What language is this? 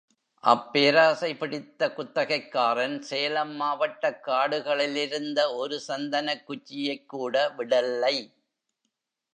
Tamil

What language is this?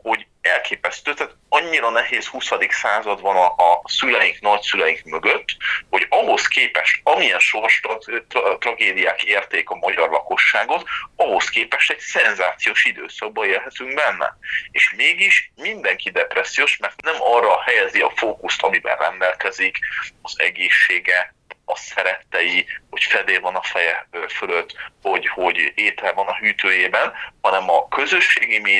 Hungarian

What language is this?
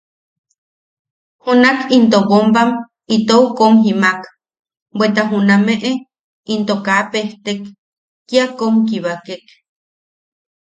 Yaqui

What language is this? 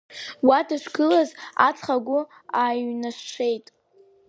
Abkhazian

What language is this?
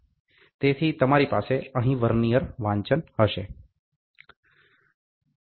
Gujarati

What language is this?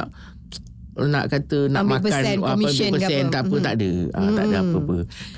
Malay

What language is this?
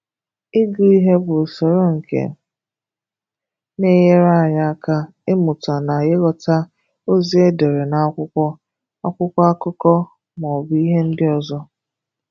Igbo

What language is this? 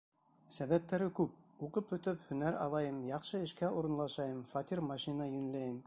Bashkir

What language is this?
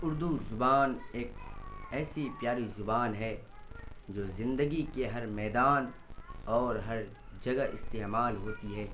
Urdu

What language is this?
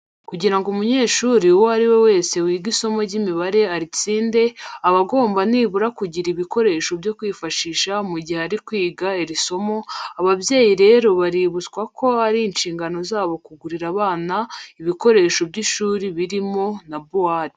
Kinyarwanda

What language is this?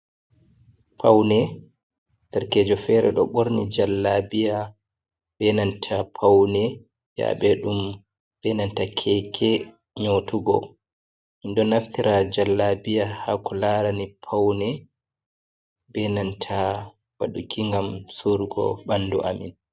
Fula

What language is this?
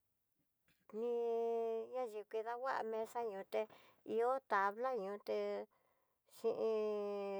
Tidaá Mixtec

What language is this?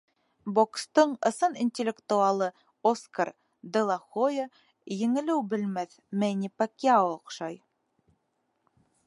Bashkir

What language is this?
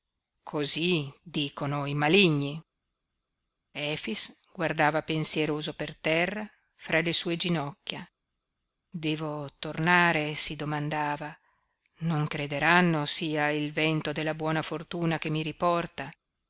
Italian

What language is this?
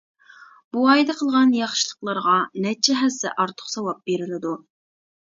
Uyghur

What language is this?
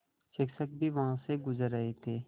Hindi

